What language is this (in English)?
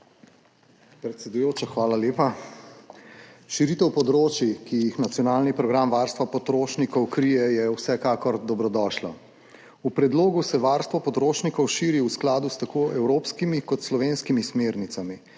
Slovenian